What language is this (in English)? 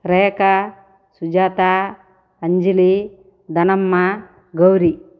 Telugu